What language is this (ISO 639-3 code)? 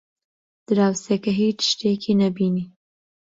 ckb